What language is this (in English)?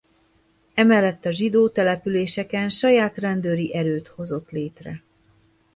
Hungarian